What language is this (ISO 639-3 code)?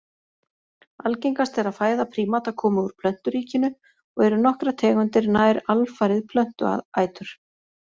isl